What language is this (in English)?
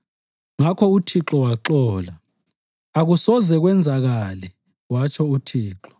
North Ndebele